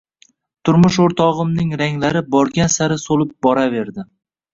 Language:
Uzbek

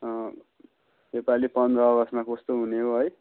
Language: Nepali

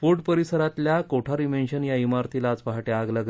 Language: Marathi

